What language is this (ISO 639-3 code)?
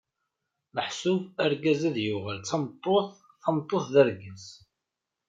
kab